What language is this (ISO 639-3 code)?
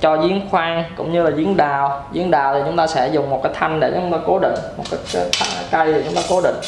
vie